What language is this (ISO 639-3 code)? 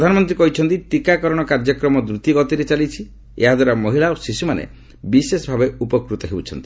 ori